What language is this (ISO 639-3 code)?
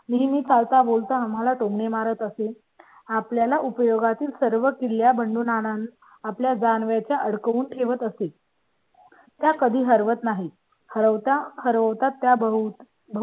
mar